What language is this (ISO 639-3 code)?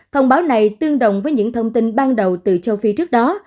vie